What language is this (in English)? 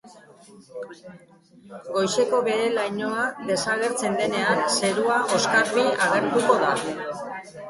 Basque